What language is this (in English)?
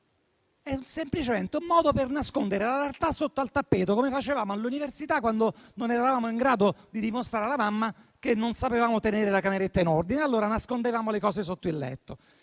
Italian